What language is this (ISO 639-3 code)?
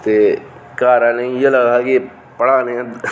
doi